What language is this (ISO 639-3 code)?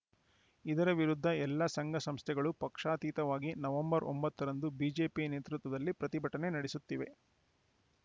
kan